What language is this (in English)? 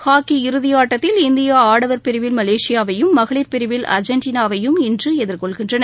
Tamil